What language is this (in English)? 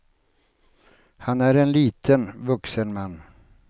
Swedish